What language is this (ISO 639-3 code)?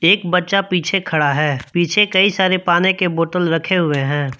hin